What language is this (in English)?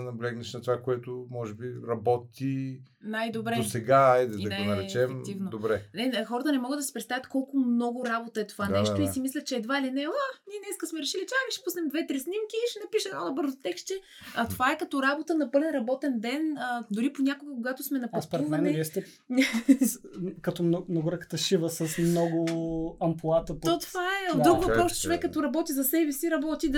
Bulgarian